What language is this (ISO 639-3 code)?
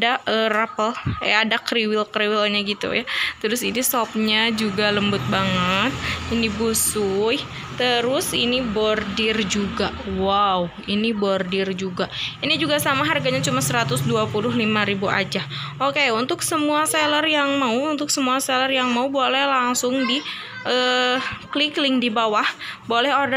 ind